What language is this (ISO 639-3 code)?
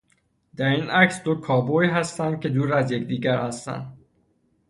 fas